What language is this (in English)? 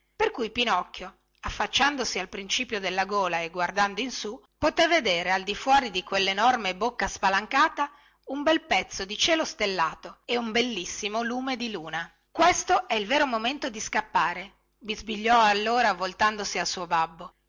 Italian